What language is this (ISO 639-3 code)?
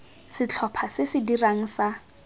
tsn